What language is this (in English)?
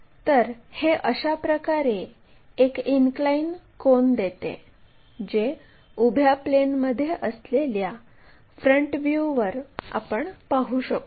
Marathi